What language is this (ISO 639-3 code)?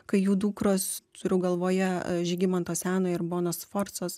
lit